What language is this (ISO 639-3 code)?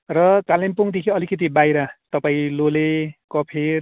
nep